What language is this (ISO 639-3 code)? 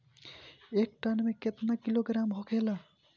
bho